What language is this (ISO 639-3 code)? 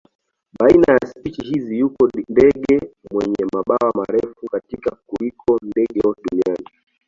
swa